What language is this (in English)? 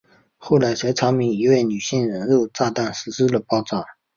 Chinese